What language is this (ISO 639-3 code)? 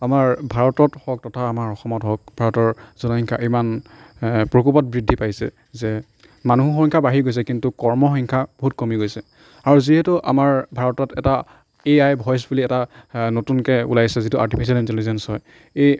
asm